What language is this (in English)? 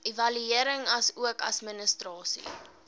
Afrikaans